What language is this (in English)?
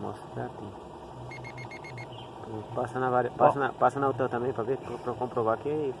Portuguese